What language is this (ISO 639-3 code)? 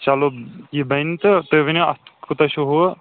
kas